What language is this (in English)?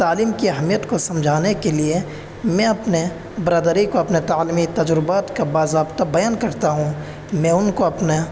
Urdu